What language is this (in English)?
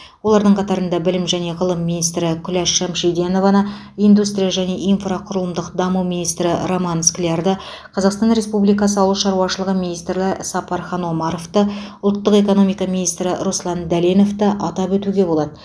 Kazakh